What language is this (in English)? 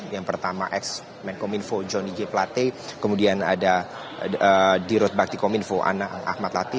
Indonesian